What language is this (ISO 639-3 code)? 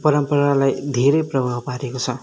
nep